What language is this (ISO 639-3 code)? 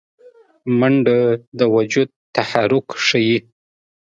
pus